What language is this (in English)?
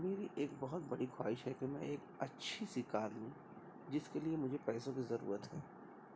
Urdu